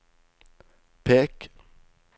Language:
Norwegian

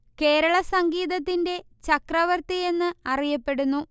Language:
Malayalam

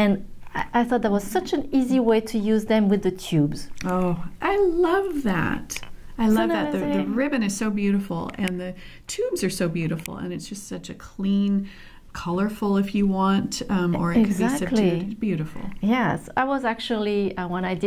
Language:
English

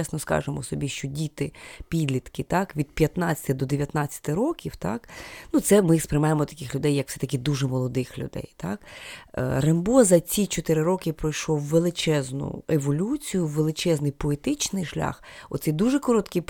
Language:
Ukrainian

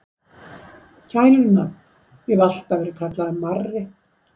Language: Icelandic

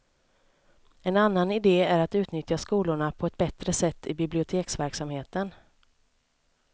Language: Swedish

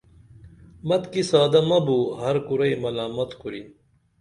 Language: Dameli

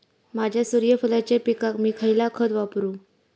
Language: Marathi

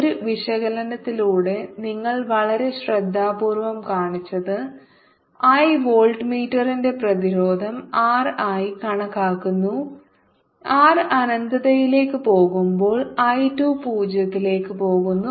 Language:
Malayalam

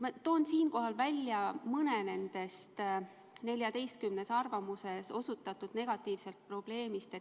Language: Estonian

